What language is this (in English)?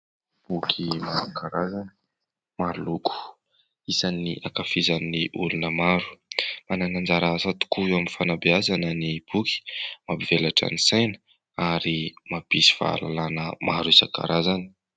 Malagasy